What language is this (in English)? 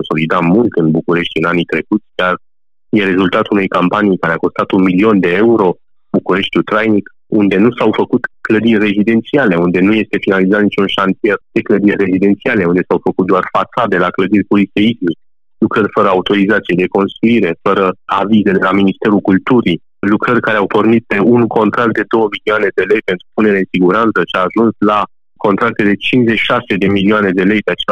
Romanian